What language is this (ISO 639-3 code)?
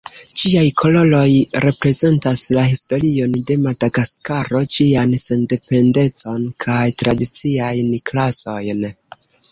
epo